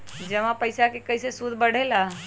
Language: Magahi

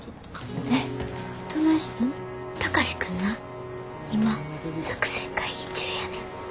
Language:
Japanese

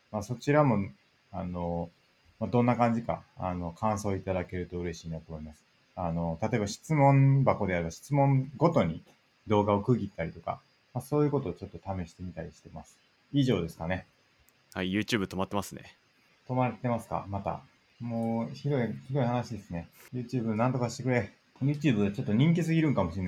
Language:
Japanese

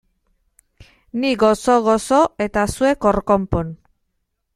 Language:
Basque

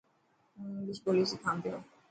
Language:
Dhatki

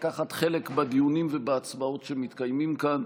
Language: Hebrew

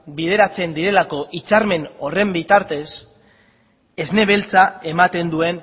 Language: Basque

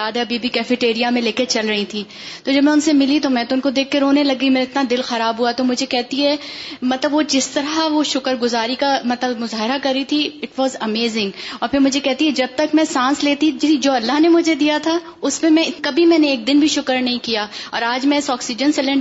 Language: Urdu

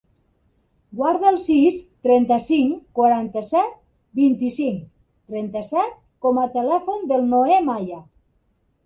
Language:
Catalan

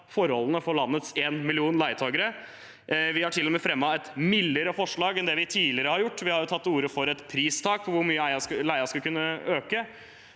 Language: Norwegian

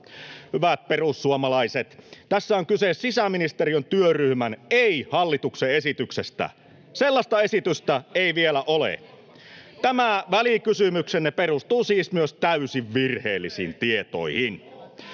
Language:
Finnish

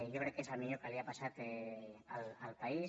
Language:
Catalan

